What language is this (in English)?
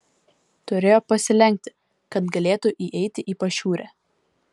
Lithuanian